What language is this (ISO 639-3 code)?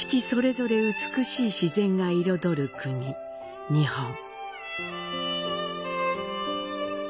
jpn